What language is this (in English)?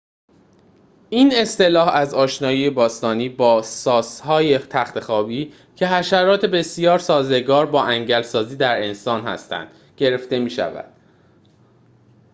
Persian